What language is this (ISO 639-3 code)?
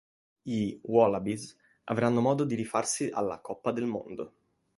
ita